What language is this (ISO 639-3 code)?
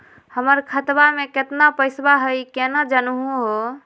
mag